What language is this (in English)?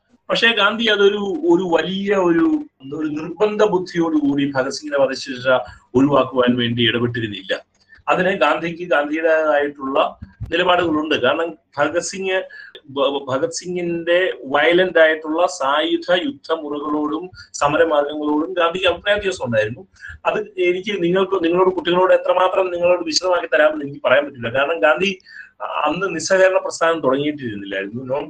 Malayalam